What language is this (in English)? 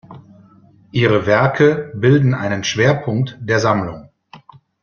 German